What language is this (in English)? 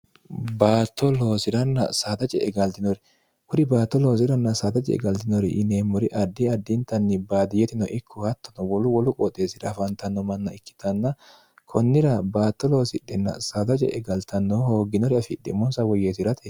Sidamo